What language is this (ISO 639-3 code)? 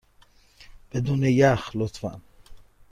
fas